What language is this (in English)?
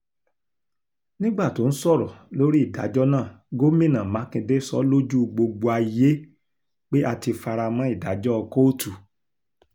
Yoruba